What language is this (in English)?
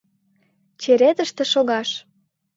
Mari